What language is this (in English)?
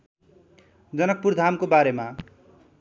Nepali